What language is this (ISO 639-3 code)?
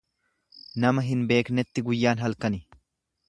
orm